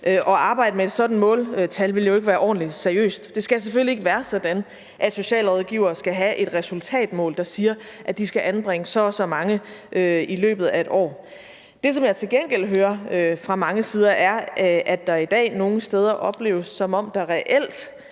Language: Danish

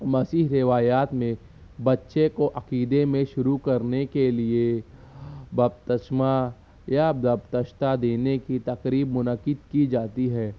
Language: Urdu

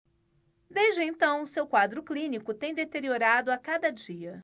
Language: Portuguese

